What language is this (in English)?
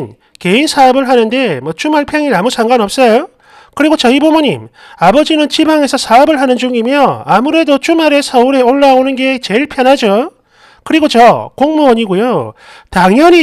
Korean